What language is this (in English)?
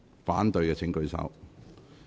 Cantonese